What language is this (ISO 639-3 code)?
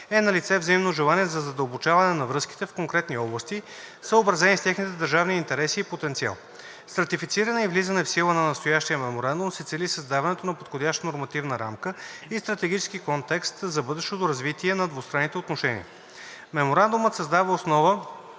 bul